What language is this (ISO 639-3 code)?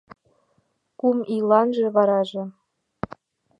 chm